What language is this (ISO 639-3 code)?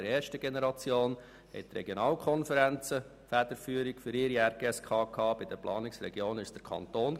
gsw